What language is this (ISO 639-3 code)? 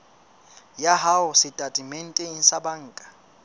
sot